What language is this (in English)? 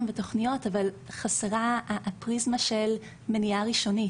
Hebrew